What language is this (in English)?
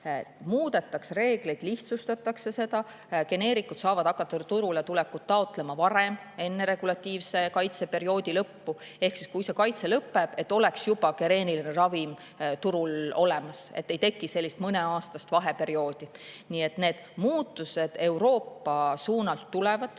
Estonian